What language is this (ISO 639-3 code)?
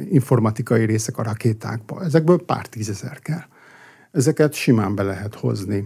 hun